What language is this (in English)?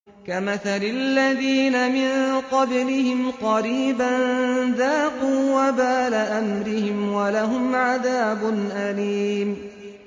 Arabic